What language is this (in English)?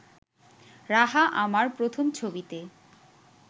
Bangla